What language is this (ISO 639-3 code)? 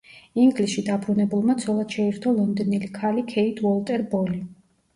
kat